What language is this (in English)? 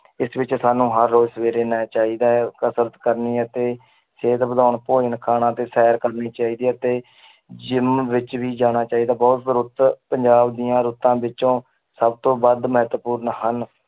Punjabi